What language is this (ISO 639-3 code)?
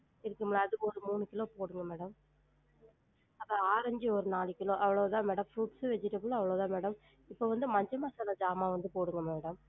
tam